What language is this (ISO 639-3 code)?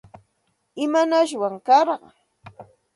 qxt